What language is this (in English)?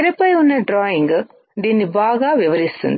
Telugu